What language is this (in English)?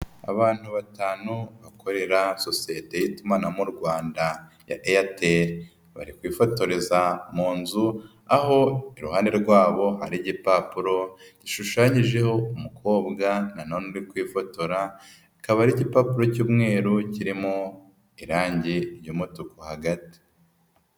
Kinyarwanda